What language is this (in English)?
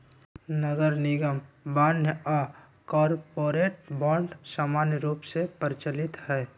Magahi